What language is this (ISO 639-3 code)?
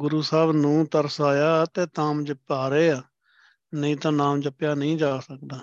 pan